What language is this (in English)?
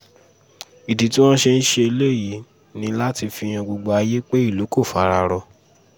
Yoruba